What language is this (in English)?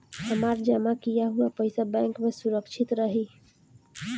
Bhojpuri